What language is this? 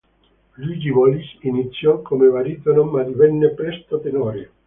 Italian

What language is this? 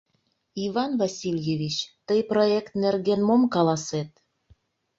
Mari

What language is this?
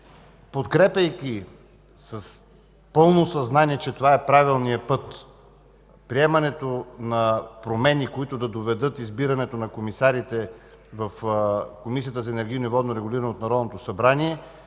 Bulgarian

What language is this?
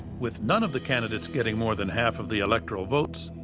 English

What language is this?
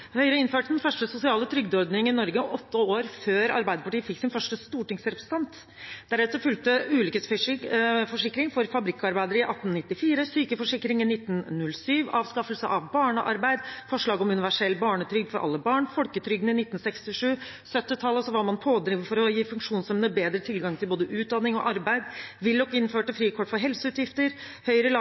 Norwegian Bokmål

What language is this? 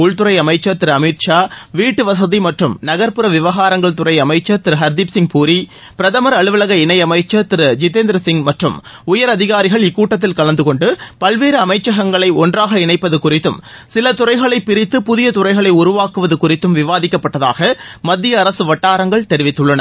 Tamil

